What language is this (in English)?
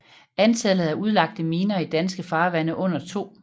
Danish